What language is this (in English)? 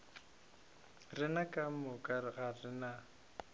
Northern Sotho